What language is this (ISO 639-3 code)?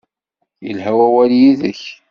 kab